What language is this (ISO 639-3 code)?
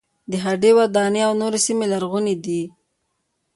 pus